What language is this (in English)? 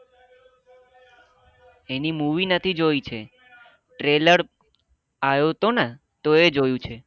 Gujarati